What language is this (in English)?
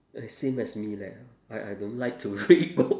English